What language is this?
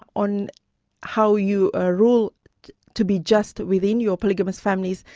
English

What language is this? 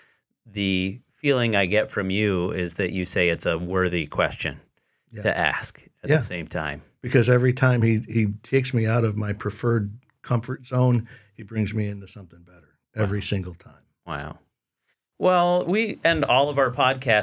English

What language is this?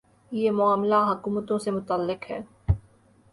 Urdu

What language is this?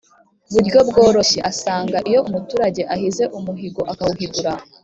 Kinyarwanda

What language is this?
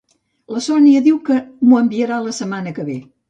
Catalan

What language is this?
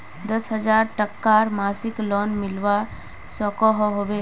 Magahi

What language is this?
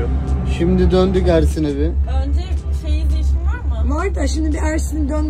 Turkish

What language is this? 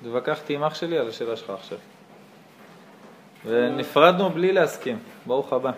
Hebrew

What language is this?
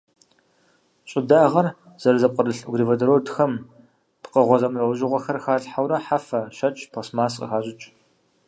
Kabardian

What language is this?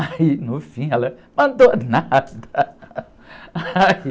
Portuguese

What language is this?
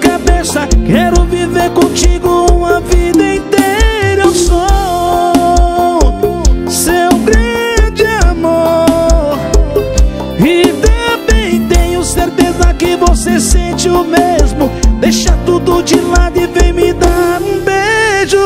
Portuguese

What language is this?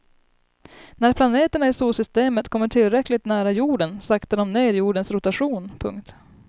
Swedish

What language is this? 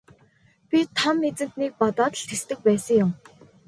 Mongolian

